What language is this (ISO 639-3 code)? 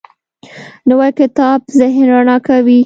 pus